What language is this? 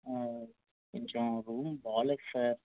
Telugu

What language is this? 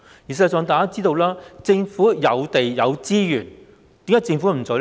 Cantonese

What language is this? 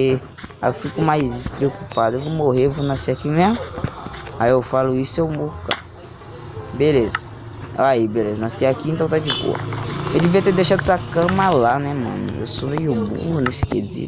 Portuguese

